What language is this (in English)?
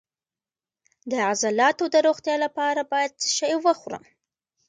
Pashto